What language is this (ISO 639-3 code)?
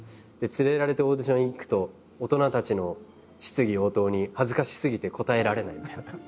jpn